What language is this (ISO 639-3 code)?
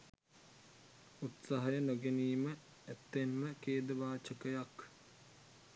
sin